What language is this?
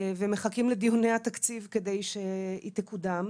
Hebrew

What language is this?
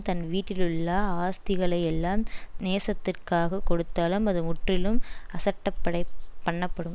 Tamil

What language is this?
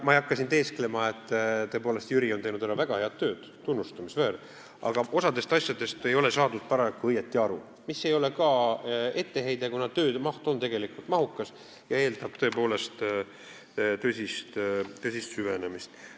Estonian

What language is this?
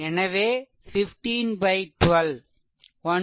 Tamil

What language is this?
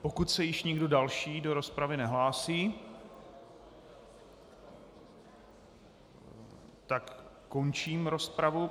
Czech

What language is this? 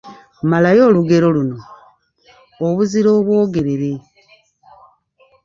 Ganda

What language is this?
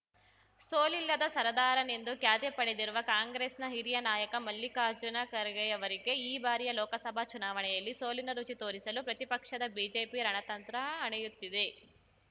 Kannada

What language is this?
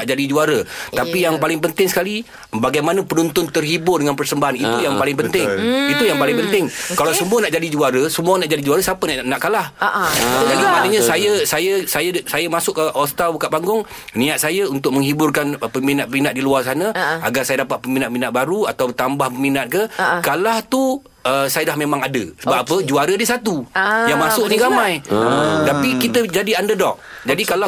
Malay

